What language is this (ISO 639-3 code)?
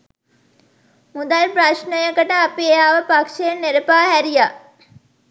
sin